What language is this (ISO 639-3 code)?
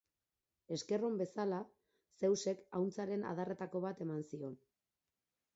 eus